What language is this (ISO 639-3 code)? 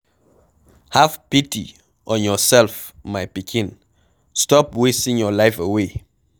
pcm